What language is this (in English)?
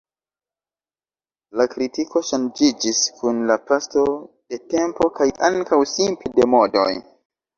Esperanto